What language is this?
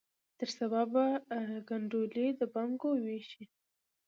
Pashto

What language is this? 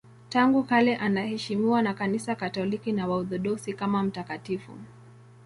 Swahili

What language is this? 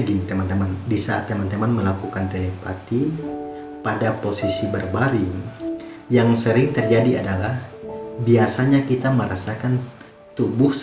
Indonesian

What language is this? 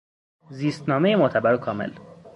Persian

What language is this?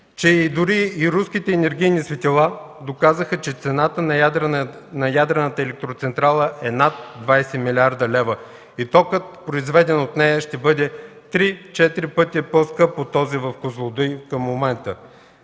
Bulgarian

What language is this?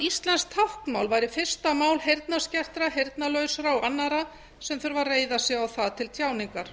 Icelandic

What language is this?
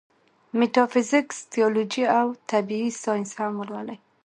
Pashto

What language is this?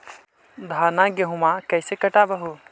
Magahi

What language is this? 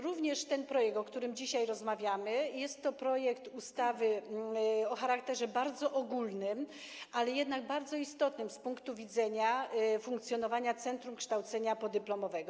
Polish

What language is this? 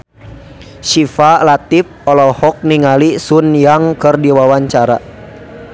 Sundanese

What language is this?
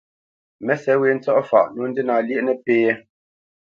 Bamenyam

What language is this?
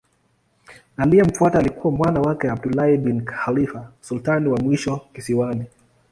Swahili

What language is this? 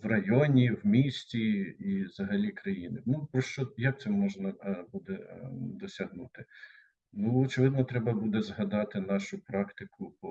Ukrainian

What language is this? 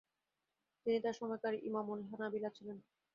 Bangla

